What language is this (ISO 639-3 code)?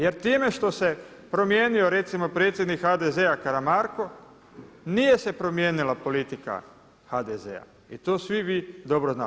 hrv